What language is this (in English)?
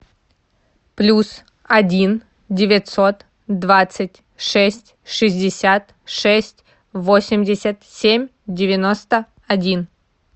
Russian